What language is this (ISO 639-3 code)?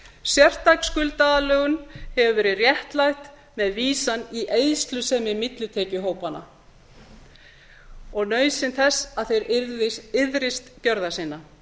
isl